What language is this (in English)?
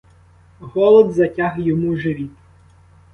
Ukrainian